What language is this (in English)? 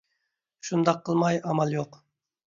Uyghur